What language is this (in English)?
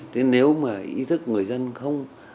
Vietnamese